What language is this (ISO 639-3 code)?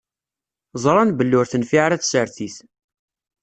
kab